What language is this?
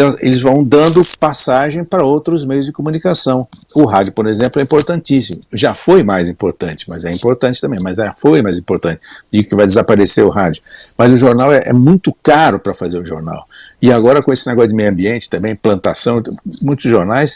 Portuguese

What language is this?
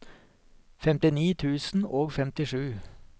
Norwegian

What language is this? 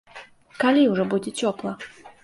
Belarusian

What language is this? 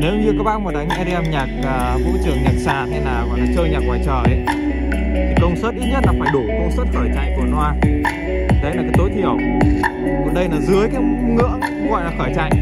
Vietnamese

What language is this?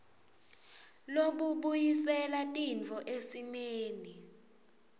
Swati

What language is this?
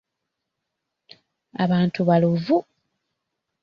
Ganda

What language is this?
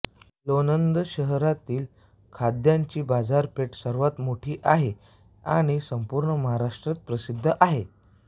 Marathi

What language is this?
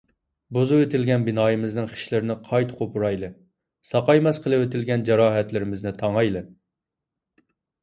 Uyghur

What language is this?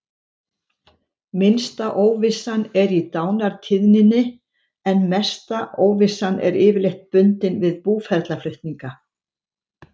Icelandic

